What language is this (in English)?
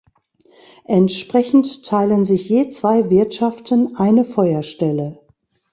German